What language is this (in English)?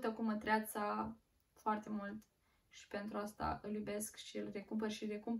Romanian